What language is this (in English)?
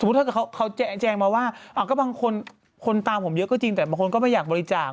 Thai